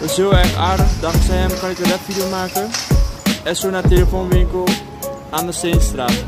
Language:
Dutch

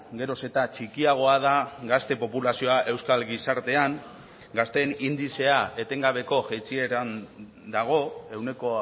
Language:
Basque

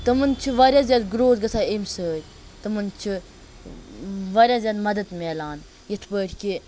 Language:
Kashmiri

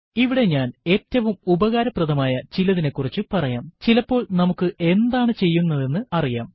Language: Malayalam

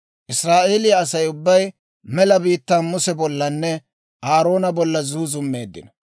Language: Dawro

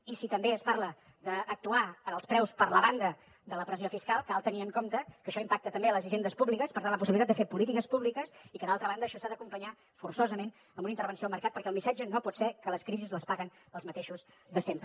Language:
Catalan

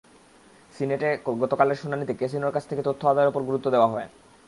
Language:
Bangla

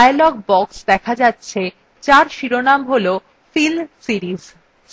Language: Bangla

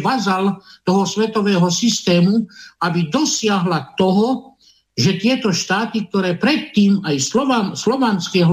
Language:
Slovak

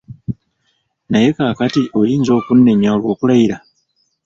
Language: Ganda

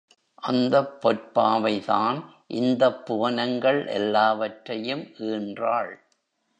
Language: Tamil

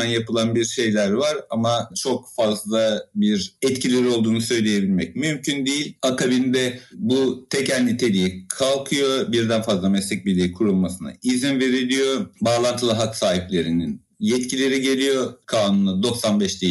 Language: Turkish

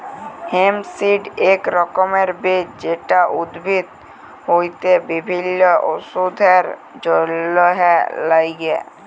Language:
Bangla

